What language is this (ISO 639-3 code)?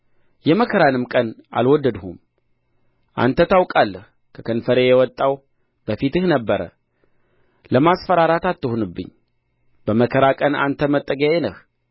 amh